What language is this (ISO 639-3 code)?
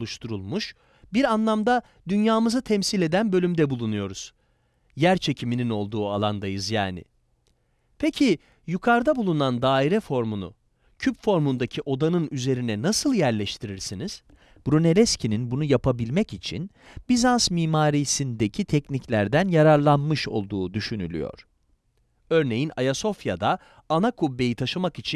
tur